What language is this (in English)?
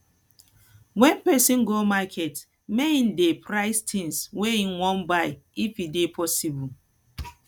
Nigerian Pidgin